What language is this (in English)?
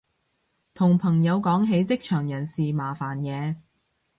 Cantonese